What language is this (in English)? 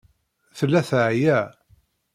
Kabyle